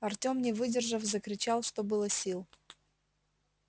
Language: Russian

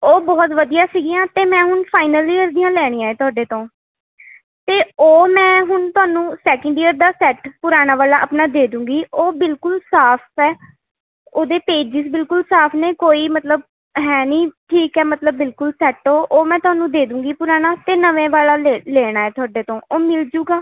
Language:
Punjabi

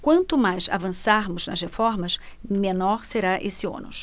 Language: Portuguese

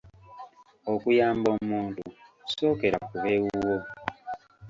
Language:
Ganda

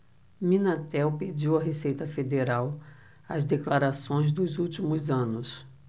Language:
Portuguese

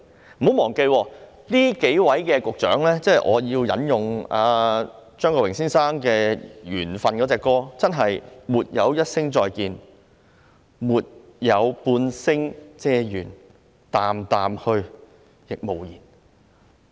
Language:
Cantonese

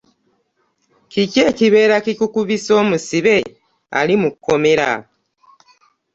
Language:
Ganda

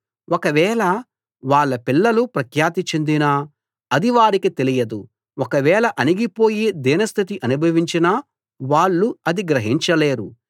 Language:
Telugu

